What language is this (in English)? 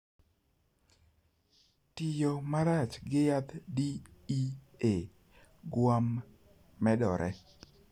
Luo (Kenya and Tanzania)